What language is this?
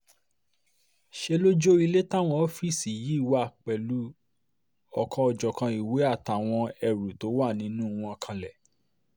Yoruba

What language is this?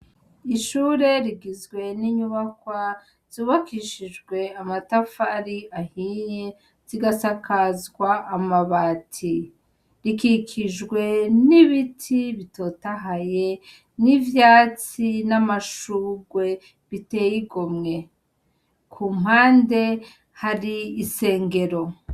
Rundi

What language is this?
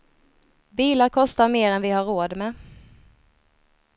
Swedish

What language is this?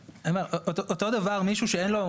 Hebrew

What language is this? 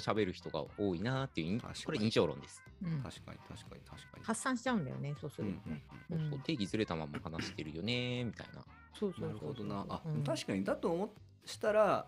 Japanese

